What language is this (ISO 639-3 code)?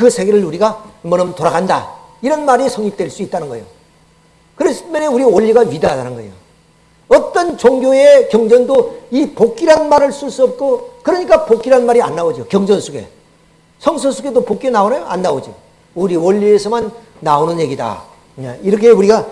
kor